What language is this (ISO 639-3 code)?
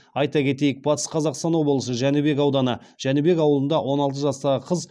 kaz